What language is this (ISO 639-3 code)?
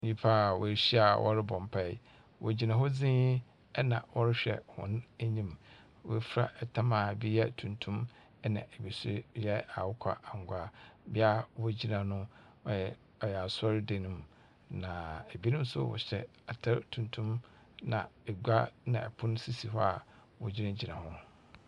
aka